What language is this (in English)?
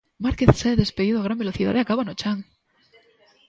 Galician